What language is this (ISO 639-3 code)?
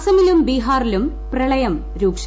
mal